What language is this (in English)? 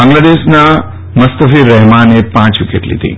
Gujarati